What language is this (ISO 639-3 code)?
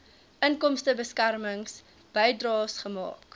afr